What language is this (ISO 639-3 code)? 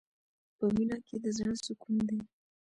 pus